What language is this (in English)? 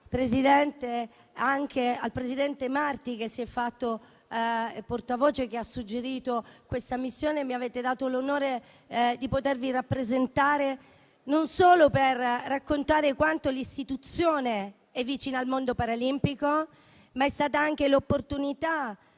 Italian